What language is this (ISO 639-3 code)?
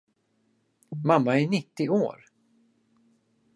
swe